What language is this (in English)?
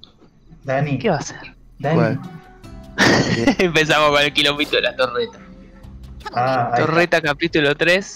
Spanish